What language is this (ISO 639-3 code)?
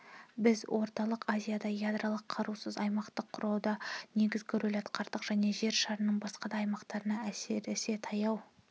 kaz